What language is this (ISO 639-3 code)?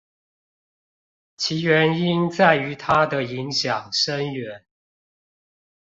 zho